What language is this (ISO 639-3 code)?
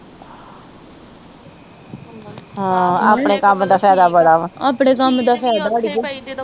pan